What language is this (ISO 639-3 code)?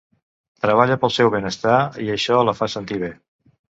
cat